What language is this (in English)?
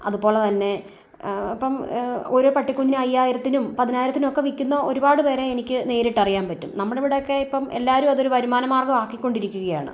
Malayalam